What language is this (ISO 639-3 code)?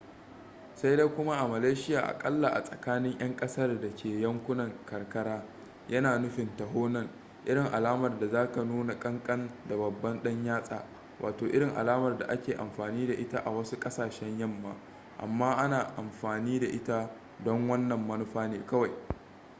hau